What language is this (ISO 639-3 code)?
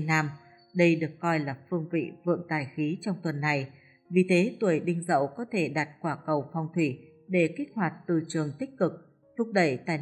vie